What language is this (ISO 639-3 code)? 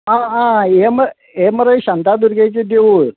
kok